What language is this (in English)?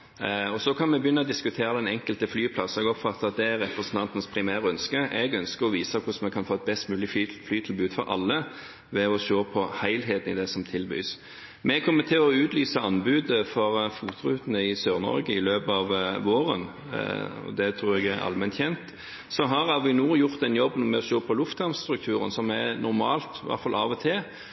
Norwegian Bokmål